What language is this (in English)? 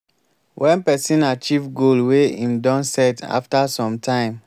Nigerian Pidgin